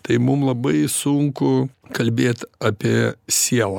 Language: Lithuanian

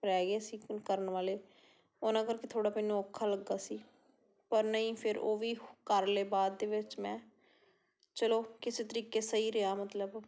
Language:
Punjabi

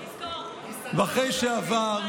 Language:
Hebrew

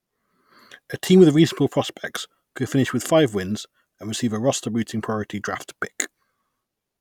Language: English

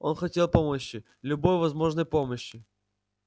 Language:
Russian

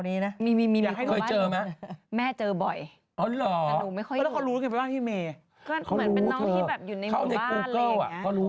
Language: Thai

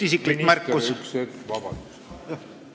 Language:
Estonian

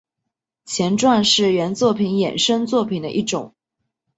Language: Chinese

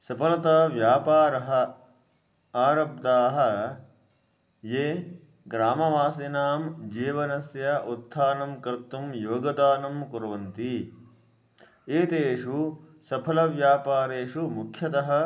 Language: Sanskrit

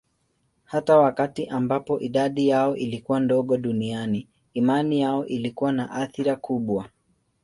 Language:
Swahili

